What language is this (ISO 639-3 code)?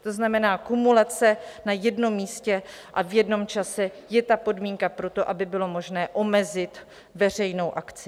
ces